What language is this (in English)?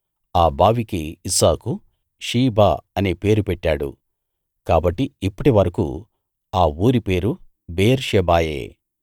Telugu